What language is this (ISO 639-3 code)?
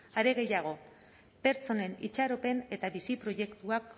eus